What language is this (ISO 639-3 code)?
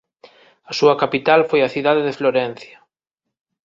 glg